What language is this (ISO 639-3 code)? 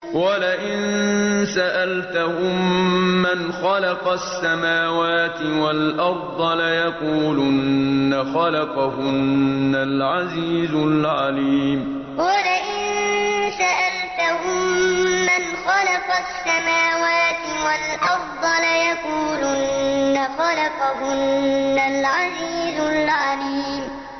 ara